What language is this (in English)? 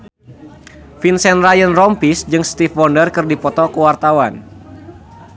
Sundanese